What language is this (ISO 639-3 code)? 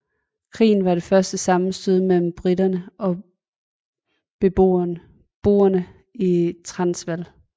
dan